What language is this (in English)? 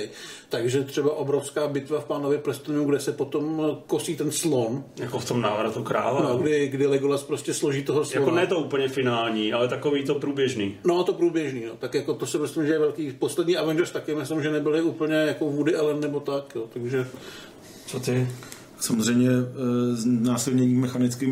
Czech